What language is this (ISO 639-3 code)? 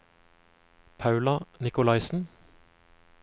nor